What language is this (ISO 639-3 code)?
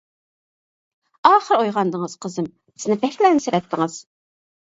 uig